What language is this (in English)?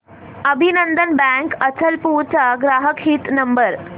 Marathi